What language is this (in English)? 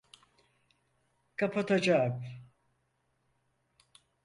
Turkish